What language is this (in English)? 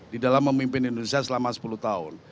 Indonesian